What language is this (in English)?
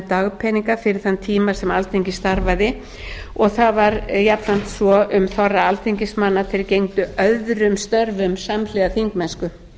Icelandic